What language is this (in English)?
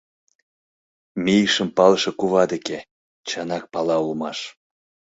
Mari